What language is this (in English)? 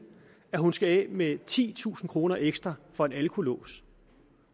Danish